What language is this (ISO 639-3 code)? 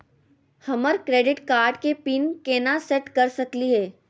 mag